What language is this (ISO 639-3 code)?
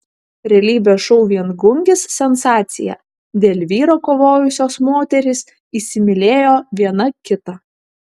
lit